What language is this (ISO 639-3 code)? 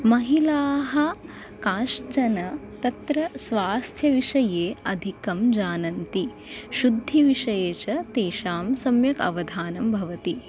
san